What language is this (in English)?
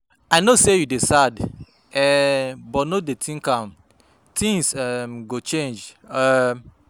Nigerian Pidgin